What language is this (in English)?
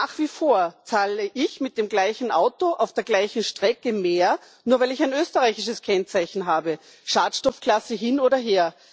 German